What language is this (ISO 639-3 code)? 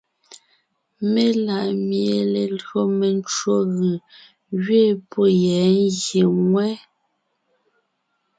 nnh